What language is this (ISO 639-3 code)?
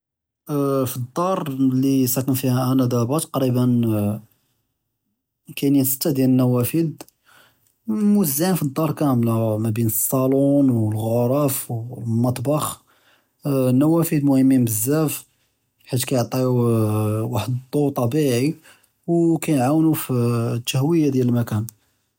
jrb